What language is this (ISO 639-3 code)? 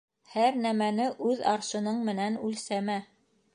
bak